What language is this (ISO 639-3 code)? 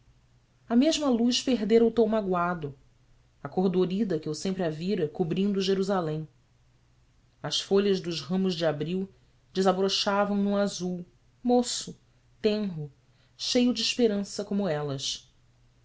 por